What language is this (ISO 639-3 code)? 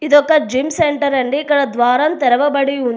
tel